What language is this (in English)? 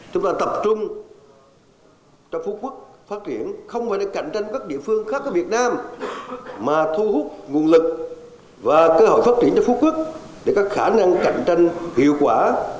Vietnamese